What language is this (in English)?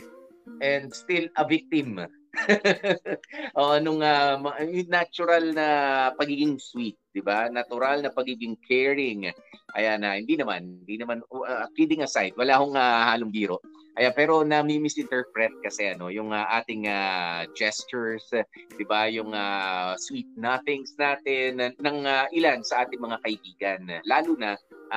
Filipino